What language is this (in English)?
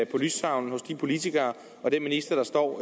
Danish